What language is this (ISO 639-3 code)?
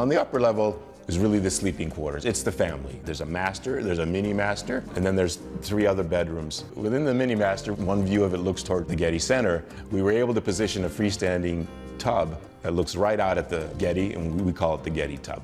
eng